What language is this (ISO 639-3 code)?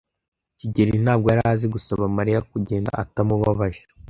kin